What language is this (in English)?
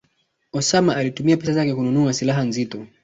Swahili